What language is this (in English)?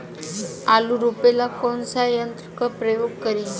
Bhojpuri